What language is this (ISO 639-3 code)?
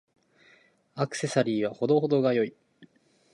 jpn